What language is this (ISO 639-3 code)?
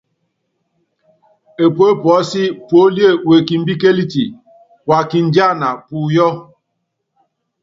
yav